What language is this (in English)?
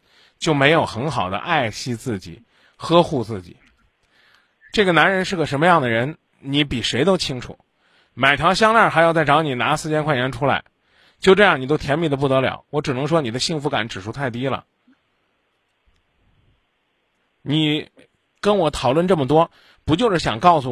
Chinese